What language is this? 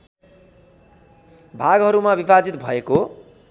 Nepali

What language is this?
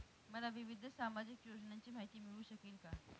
Marathi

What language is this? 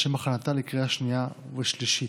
Hebrew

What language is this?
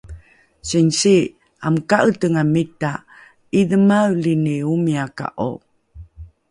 Rukai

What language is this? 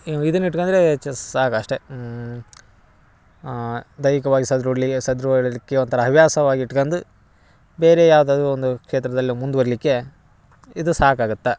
Kannada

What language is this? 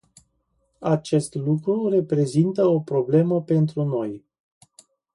Romanian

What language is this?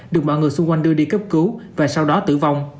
Vietnamese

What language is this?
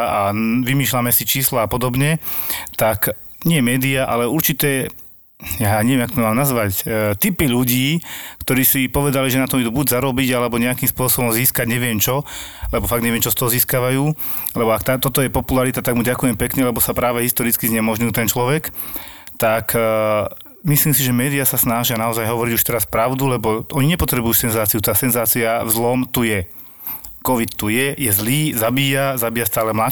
Slovak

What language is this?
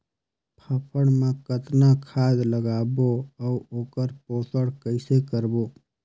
Chhattisgarhi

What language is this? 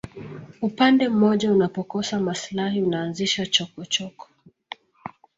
Swahili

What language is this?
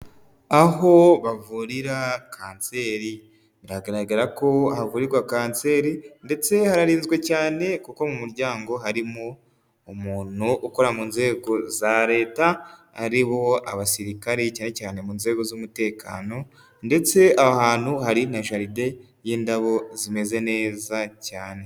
Kinyarwanda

